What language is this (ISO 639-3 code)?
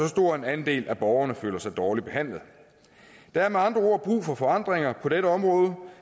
dan